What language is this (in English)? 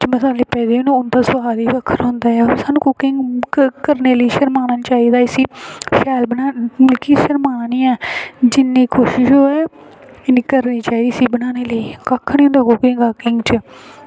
Dogri